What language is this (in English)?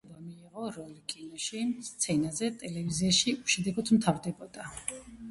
Georgian